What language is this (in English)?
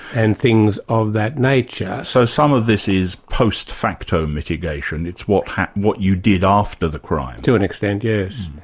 English